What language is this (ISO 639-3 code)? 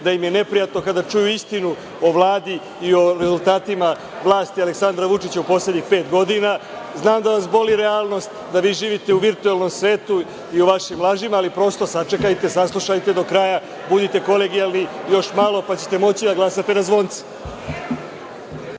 srp